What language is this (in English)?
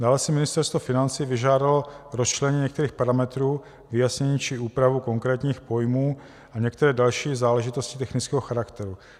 Czech